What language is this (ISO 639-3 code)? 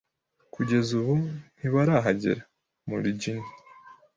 kin